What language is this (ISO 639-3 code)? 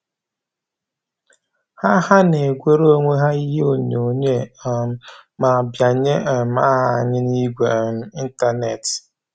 ibo